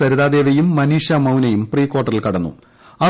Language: Malayalam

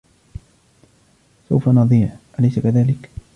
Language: Arabic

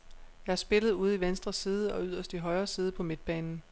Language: Danish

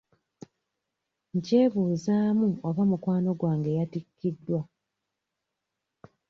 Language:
Ganda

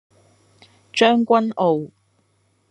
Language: Cantonese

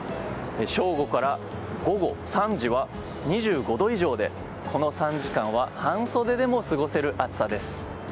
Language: Japanese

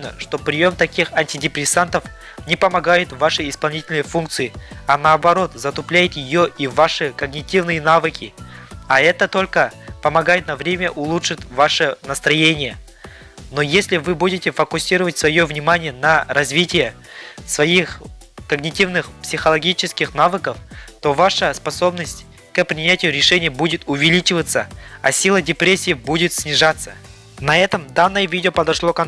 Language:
Russian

